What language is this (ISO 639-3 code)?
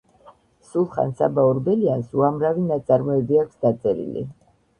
kat